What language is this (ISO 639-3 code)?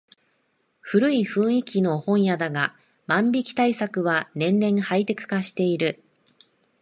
jpn